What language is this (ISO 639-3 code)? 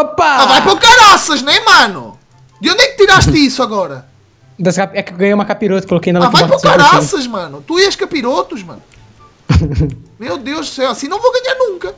por